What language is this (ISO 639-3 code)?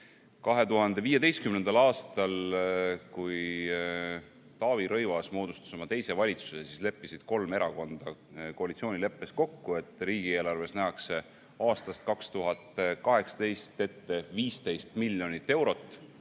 est